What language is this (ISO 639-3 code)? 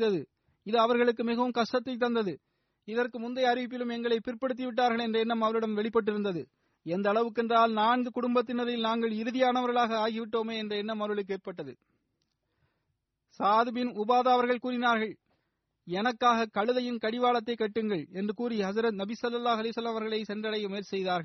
tam